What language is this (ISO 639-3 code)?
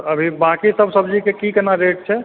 mai